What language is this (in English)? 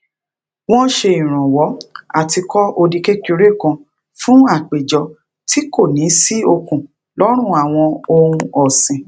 Yoruba